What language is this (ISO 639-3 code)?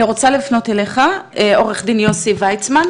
heb